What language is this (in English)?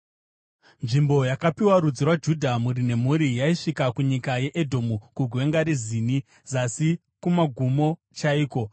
Shona